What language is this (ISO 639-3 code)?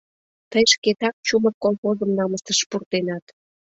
chm